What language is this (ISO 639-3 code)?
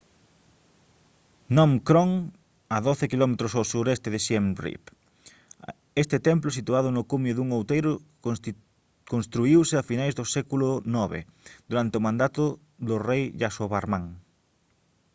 glg